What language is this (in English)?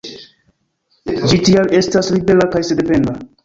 Esperanto